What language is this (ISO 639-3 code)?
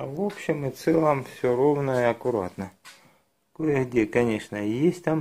rus